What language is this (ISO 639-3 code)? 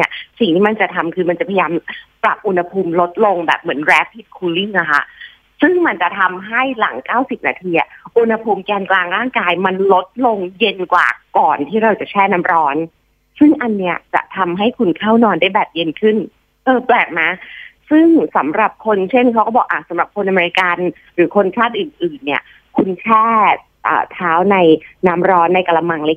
tha